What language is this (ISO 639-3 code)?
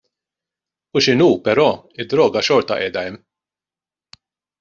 mlt